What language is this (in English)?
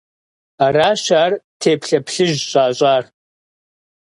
Kabardian